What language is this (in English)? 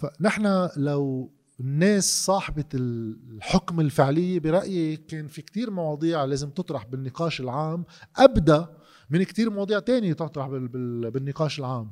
Arabic